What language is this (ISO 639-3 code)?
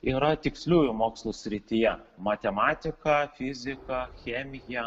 lit